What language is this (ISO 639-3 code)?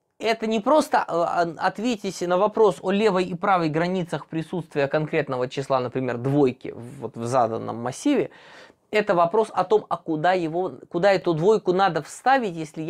rus